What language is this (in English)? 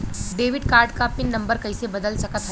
Bhojpuri